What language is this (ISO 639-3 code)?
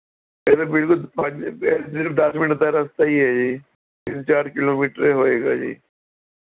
pan